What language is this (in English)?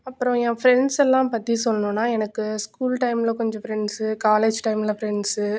Tamil